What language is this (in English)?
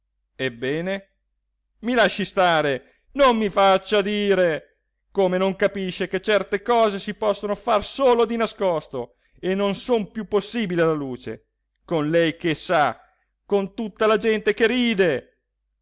Italian